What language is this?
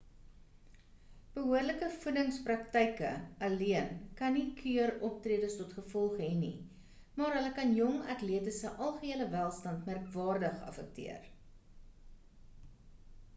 Afrikaans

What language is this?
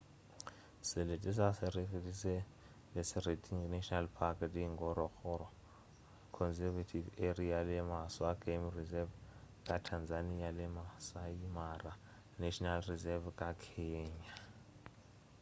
Northern Sotho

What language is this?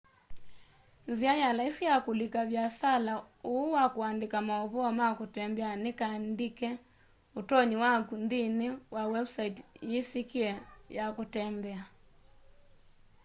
Kamba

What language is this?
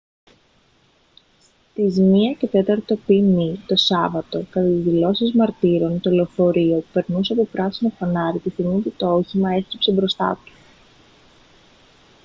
Greek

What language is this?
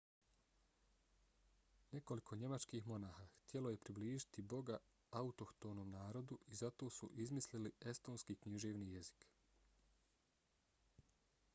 Bosnian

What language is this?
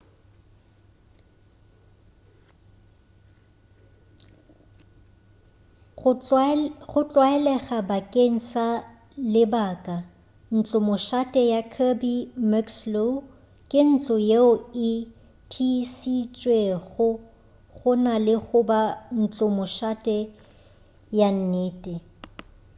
Northern Sotho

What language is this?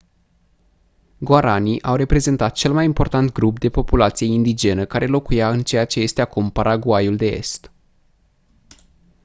Romanian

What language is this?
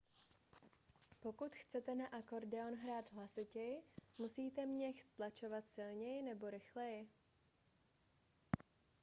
Czech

